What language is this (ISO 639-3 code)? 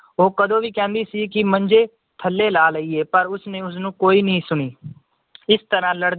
pan